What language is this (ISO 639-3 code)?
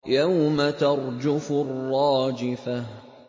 ara